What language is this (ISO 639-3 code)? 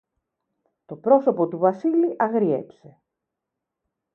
ell